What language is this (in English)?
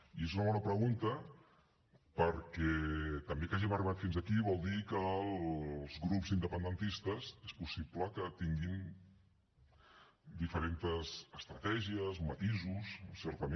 Catalan